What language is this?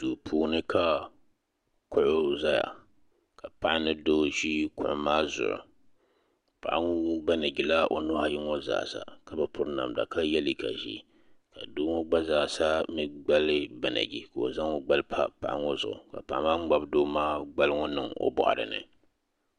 Dagbani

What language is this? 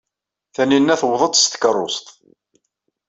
Kabyle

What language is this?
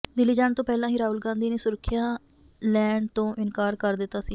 Punjabi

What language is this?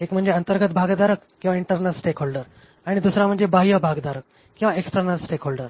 Marathi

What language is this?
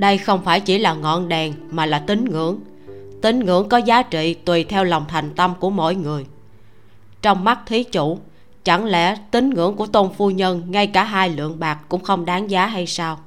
Vietnamese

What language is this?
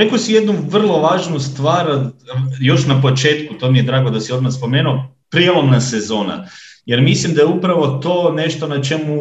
Croatian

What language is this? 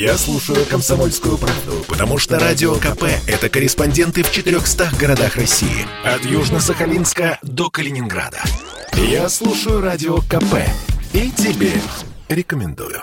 Russian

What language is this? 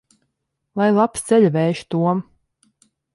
Latvian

